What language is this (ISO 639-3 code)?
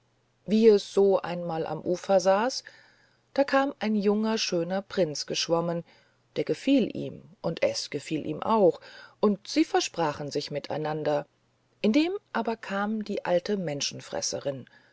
deu